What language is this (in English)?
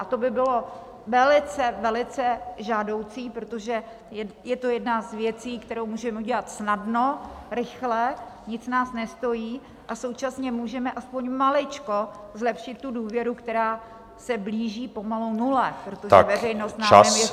Czech